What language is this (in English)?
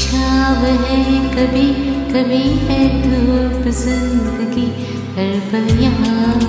Hindi